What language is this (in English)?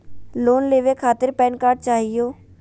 Magahi